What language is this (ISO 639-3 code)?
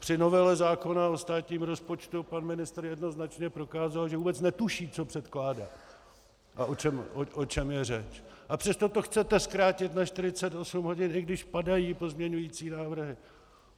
ces